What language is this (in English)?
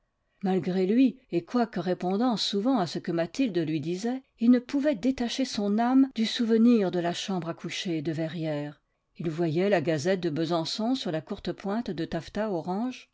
French